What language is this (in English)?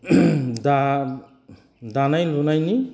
Bodo